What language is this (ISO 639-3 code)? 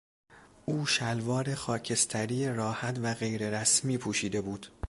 fas